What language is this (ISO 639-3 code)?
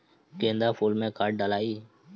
bho